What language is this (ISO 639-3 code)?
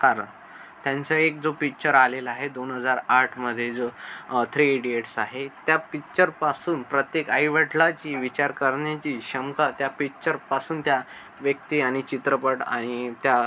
mar